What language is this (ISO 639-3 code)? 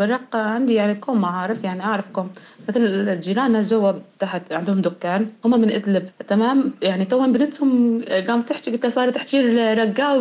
ara